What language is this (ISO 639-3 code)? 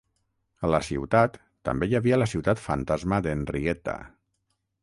cat